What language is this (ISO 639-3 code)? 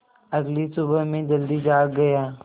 hin